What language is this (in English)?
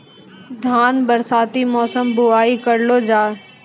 Maithili